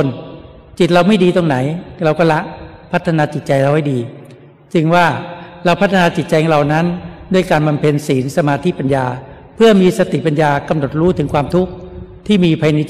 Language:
Thai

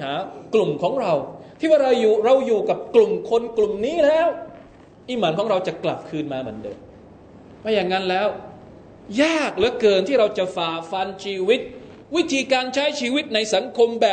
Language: Thai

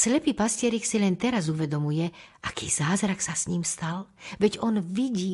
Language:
Slovak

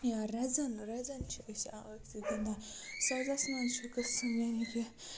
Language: Kashmiri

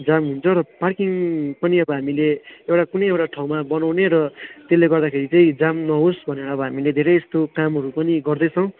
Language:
Nepali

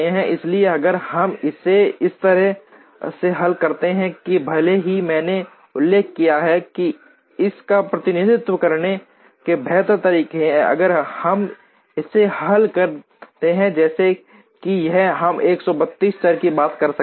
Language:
Hindi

